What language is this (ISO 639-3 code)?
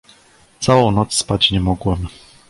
pol